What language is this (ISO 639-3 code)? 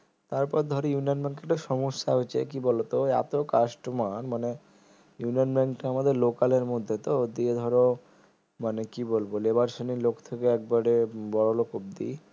ben